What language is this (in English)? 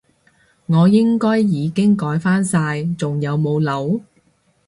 Cantonese